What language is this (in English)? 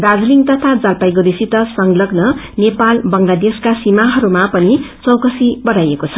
Nepali